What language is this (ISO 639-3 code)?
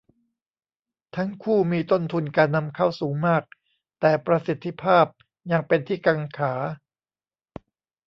tha